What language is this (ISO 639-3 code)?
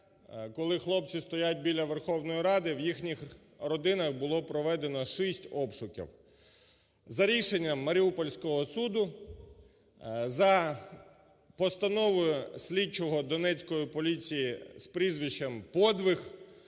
ukr